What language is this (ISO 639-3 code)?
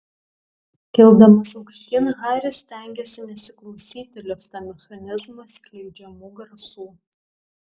lit